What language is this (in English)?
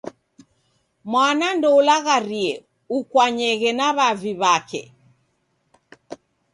Taita